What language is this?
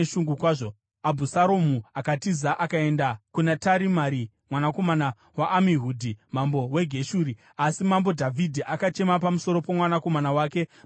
Shona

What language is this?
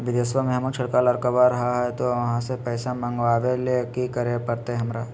Magahi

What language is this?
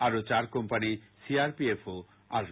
Bangla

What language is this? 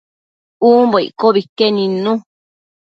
Matsés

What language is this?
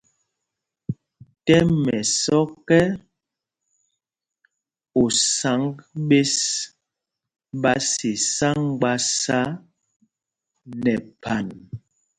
Mpumpong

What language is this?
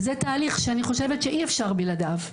Hebrew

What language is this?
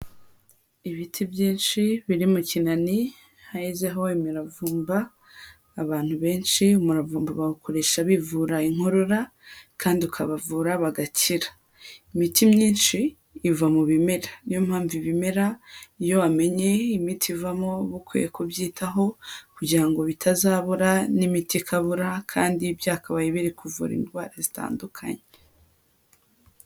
Kinyarwanda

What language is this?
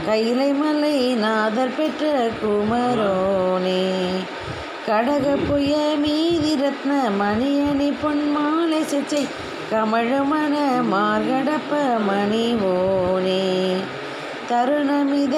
Tamil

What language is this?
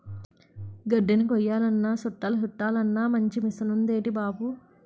Telugu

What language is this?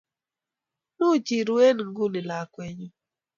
Kalenjin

